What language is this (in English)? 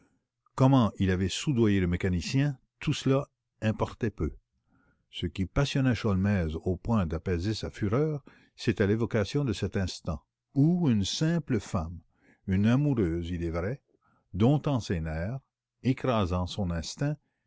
French